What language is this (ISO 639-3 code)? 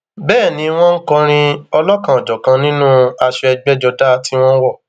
yor